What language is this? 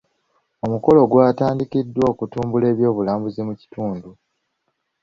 Ganda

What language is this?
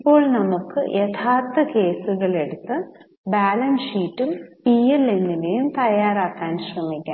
Malayalam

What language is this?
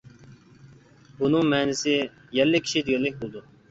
Uyghur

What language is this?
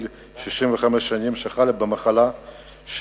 Hebrew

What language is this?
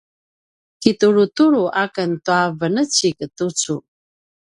Paiwan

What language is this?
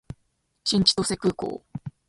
Japanese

